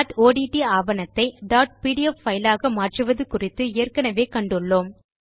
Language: Tamil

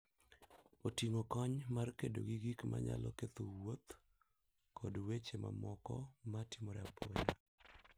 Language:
Luo (Kenya and Tanzania)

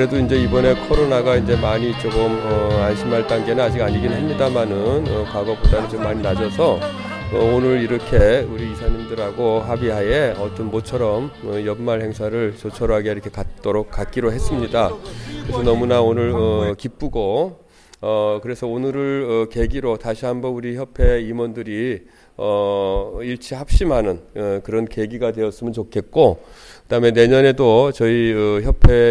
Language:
Korean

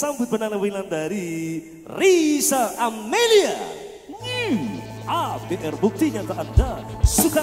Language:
Indonesian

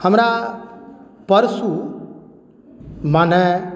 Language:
Maithili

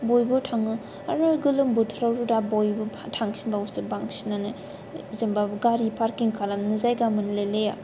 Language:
Bodo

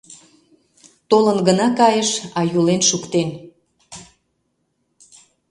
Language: Mari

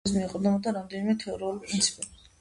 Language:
Georgian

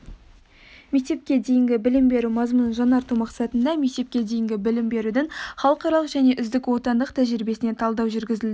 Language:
Kazakh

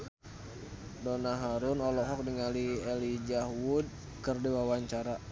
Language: Sundanese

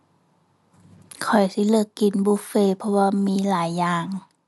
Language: Thai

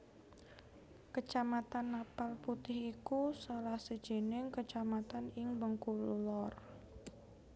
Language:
Javanese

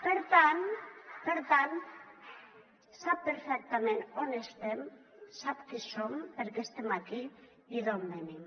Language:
Catalan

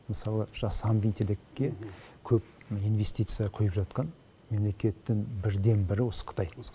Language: Kazakh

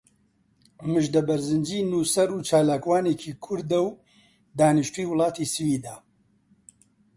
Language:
Central Kurdish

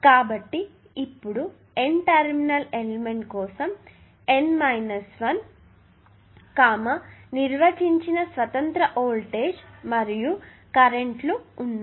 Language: Telugu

